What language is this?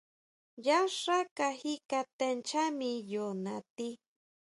Huautla Mazatec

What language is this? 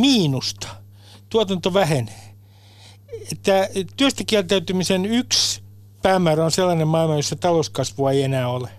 Finnish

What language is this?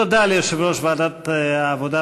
Hebrew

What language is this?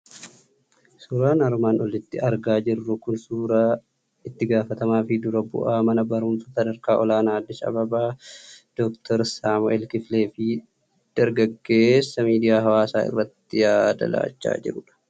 Oromo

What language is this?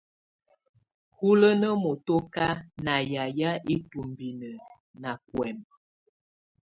Tunen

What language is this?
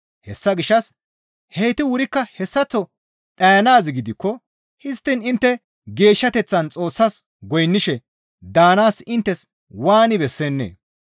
Gamo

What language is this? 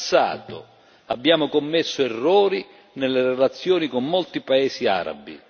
Italian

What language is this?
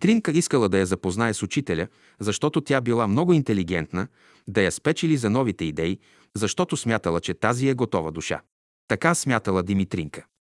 Bulgarian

